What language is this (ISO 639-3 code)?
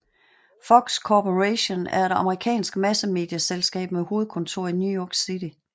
dan